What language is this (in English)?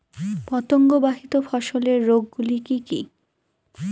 Bangla